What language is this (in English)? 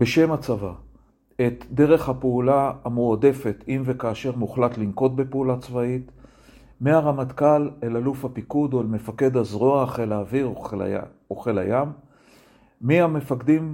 Hebrew